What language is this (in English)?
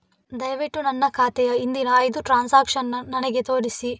Kannada